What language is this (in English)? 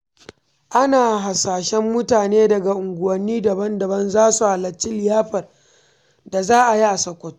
Hausa